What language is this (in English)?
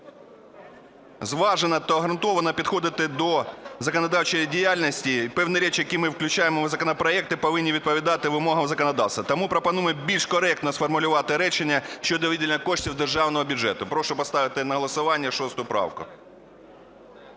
Ukrainian